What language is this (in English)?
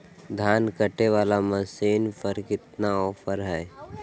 Magahi